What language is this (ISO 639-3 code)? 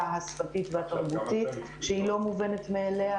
heb